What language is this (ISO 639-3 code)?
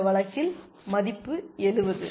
tam